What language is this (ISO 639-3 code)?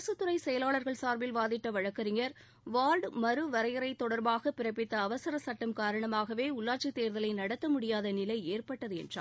tam